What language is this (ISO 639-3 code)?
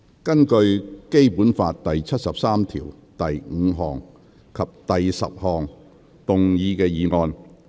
yue